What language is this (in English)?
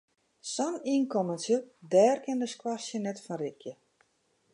Western Frisian